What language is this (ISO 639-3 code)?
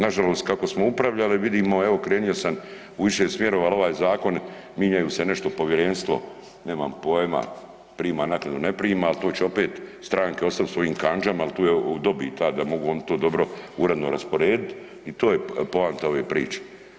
hrv